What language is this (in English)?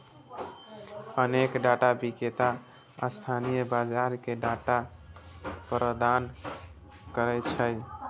Maithili